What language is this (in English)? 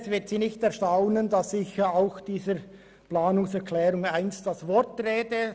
Swiss German